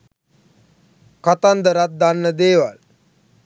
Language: Sinhala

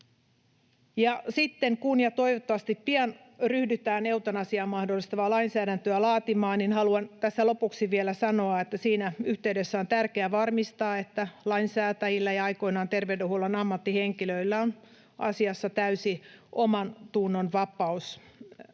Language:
Finnish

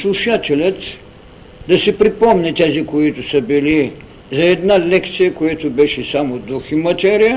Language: Bulgarian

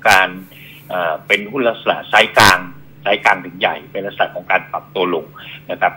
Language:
Thai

